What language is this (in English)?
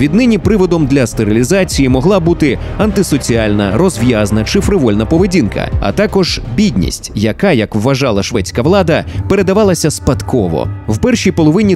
Ukrainian